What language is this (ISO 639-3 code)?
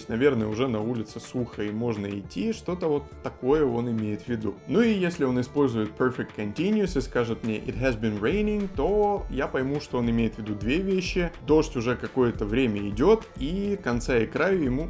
rus